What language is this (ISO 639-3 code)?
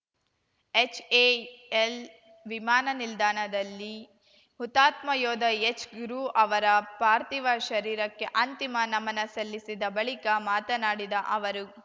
kan